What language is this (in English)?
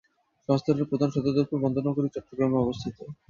Bangla